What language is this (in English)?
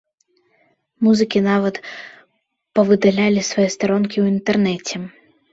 Belarusian